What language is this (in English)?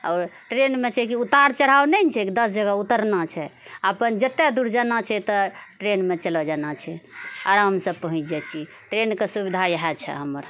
Maithili